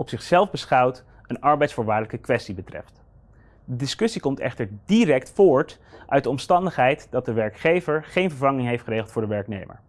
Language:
Dutch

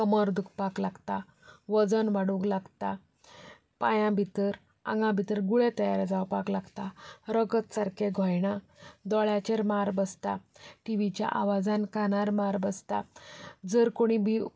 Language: Konkani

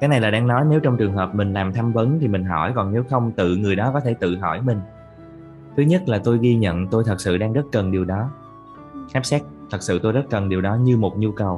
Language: Vietnamese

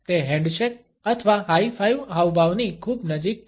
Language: Gujarati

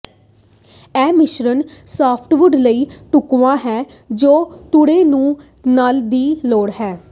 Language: Punjabi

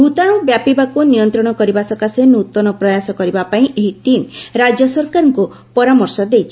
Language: Odia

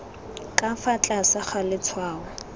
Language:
Tswana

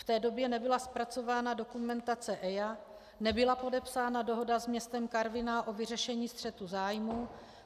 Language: Czech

